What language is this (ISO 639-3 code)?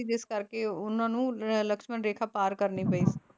pan